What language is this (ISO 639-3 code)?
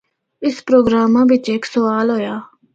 hno